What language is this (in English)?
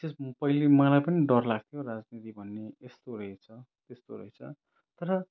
Nepali